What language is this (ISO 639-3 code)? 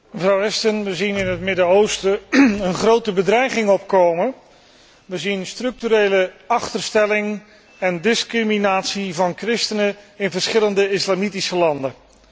nld